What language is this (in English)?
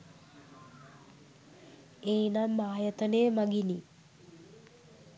Sinhala